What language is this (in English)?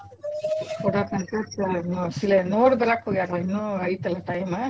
Kannada